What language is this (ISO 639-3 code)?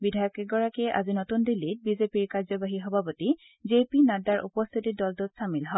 asm